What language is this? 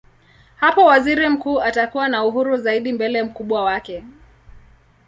Swahili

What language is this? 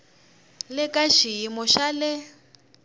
Tsonga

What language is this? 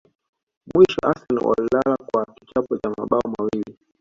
Swahili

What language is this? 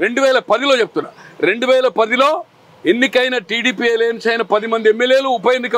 Telugu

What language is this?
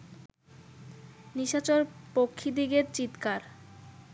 Bangla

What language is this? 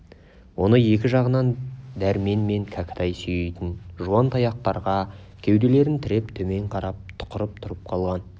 Kazakh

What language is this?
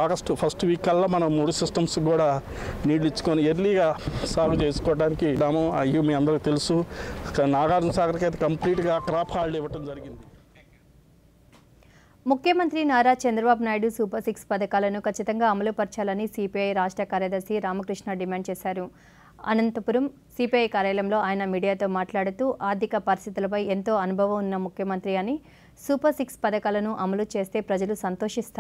Telugu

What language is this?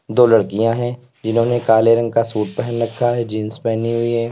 Hindi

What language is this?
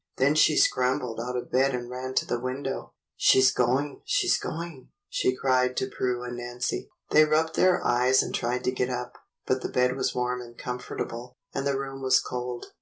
English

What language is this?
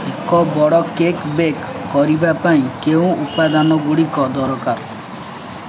Odia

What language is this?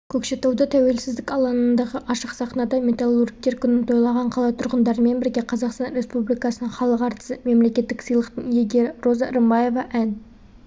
Kazakh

